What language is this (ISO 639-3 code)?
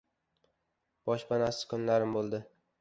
uzb